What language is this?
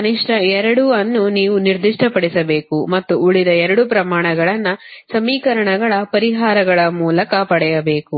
Kannada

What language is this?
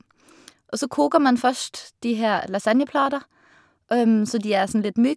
Norwegian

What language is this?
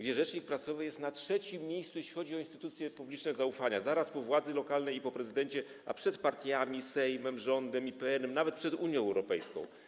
Polish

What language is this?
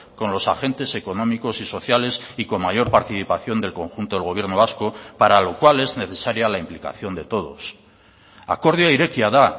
Spanish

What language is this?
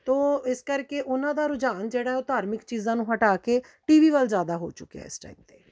Punjabi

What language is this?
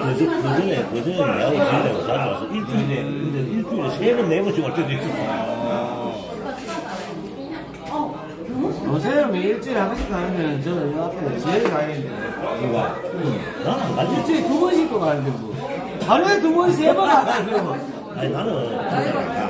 Korean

